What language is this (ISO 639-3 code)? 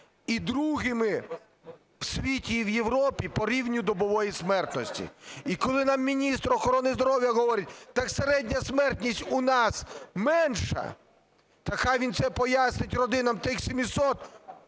ukr